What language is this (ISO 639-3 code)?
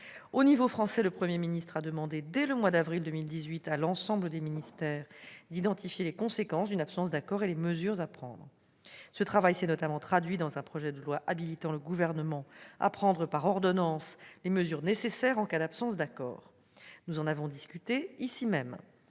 fra